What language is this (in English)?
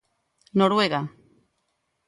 Galician